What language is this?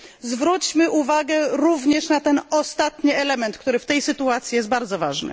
Polish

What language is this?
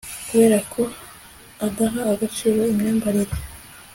Kinyarwanda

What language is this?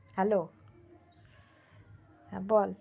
Bangla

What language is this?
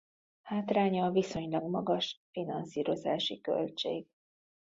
Hungarian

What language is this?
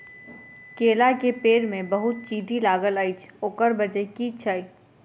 Maithili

